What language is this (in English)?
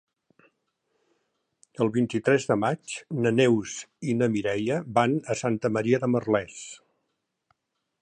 Catalan